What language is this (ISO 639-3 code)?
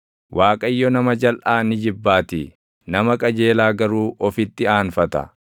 orm